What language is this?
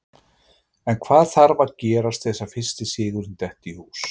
Icelandic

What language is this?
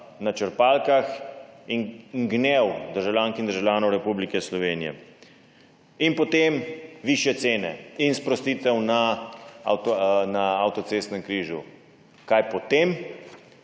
Slovenian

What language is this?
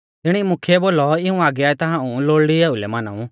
Mahasu Pahari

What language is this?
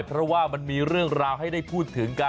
Thai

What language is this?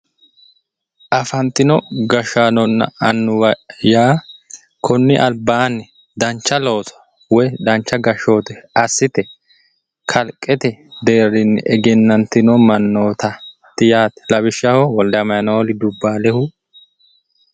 Sidamo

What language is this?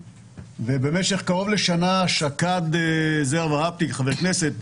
Hebrew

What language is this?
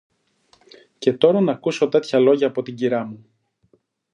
Greek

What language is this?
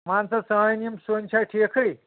Kashmiri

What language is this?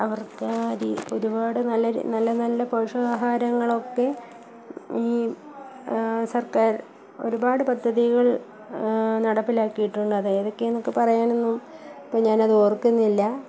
Malayalam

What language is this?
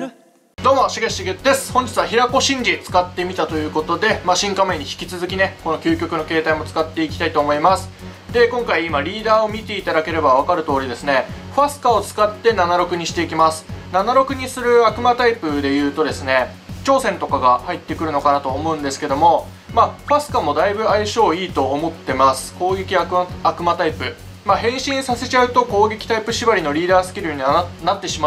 Japanese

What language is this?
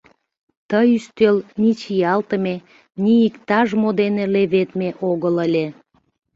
Mari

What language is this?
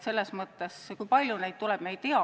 Estonian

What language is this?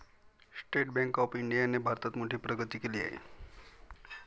Marathi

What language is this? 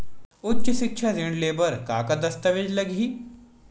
Chhattisgarhi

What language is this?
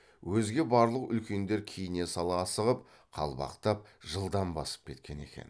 Kazakh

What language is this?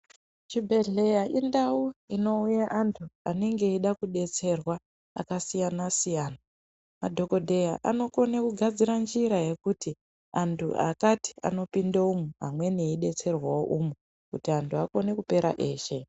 Ndau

